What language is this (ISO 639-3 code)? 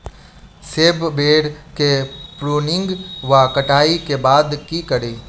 mai